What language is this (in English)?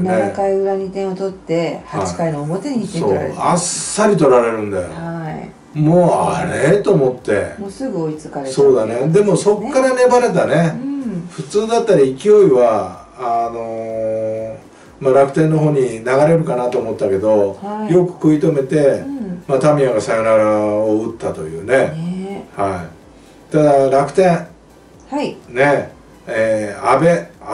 Japanese